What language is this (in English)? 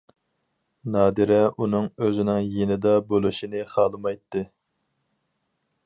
Uyghur